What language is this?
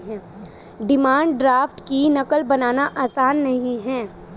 Hindi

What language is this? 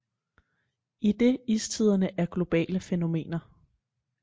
Danish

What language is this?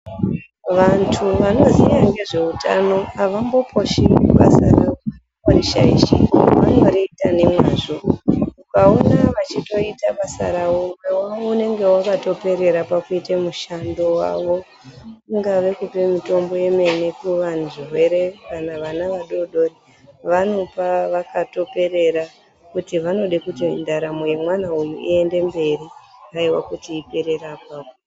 Ndau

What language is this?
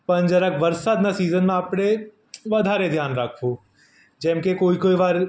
Gujarati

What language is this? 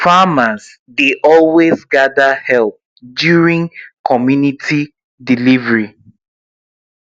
Nigerian Pidgin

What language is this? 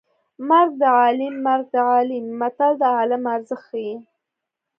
Pashto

